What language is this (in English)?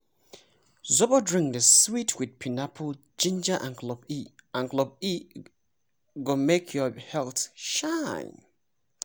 Nigerian Pidgin